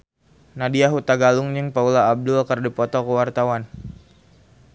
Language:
Sundanese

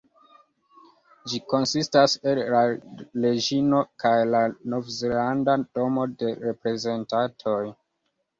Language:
Esperanto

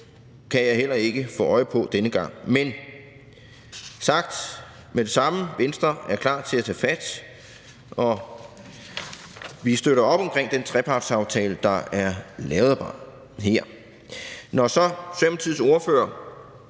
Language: Danish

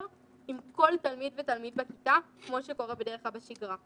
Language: Hebrew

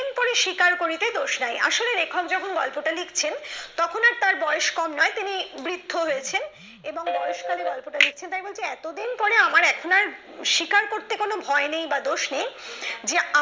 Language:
Bangla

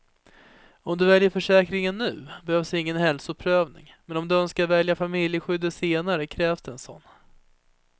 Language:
Swedish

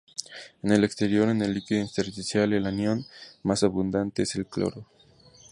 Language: Spanish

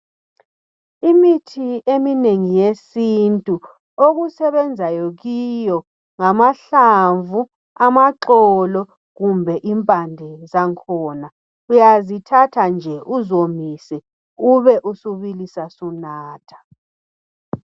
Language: North Ndebele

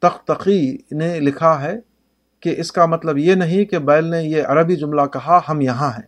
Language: Urdu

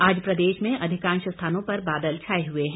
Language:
Hindi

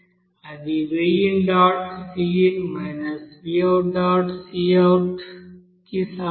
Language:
Telugu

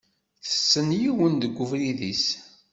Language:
Kabyle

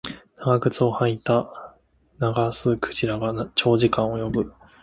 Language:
Japanese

